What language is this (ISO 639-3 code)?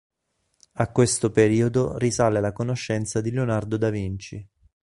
ita